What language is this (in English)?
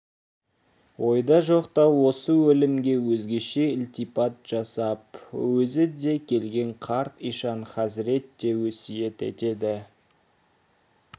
Kazakh